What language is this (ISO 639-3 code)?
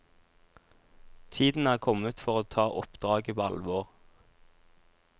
nor